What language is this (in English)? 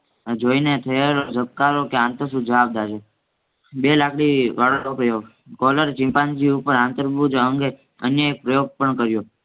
Gujarati